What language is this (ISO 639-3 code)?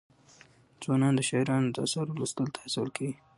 pus